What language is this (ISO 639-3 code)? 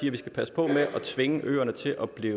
dan